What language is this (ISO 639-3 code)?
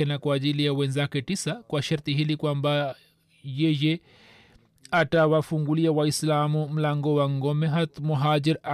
swa